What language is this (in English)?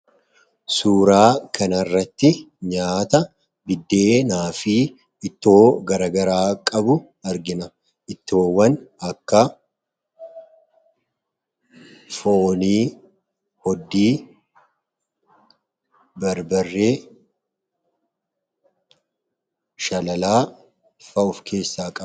Oromo